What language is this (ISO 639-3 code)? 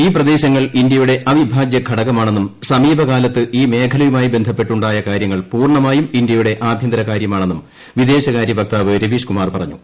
mal